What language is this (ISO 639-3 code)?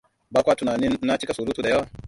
hau